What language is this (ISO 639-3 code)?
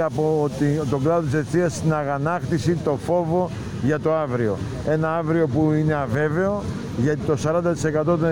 ell